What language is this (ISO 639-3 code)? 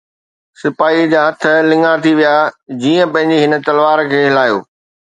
snd